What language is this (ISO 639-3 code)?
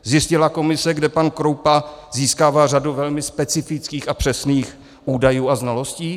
ces